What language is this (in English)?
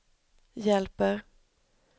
Swedish